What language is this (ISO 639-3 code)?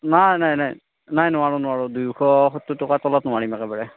asm